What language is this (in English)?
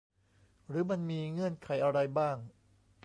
Thai